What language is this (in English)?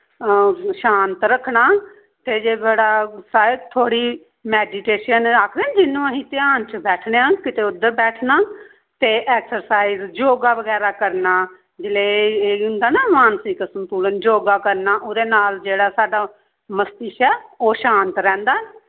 Dogri